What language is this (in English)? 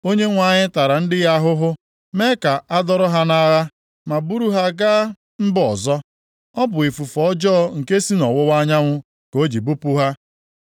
Igbo